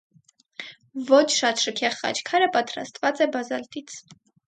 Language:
Armenian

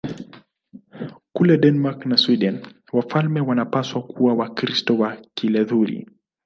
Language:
Swahili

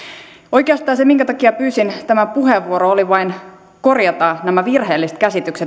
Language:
Finnish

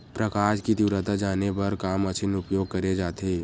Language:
Chhattisgarhi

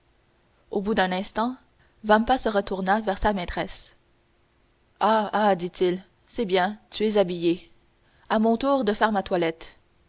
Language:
French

